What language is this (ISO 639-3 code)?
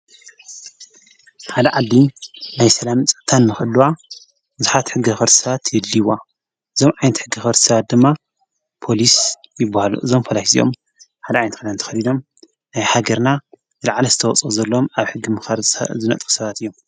tir